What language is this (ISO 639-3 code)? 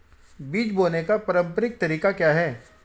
hin